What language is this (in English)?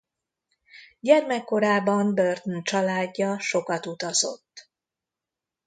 Hungarian